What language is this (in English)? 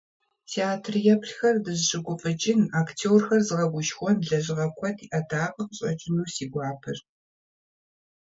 Kabardian